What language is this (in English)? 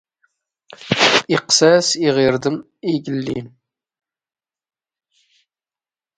Standard Moroccan Tamazight